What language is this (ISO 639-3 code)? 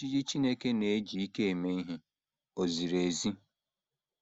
ibo